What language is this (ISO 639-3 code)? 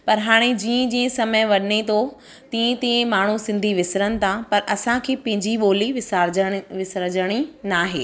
snd